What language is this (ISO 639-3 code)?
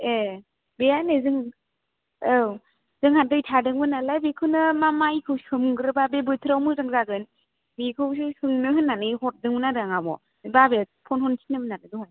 brx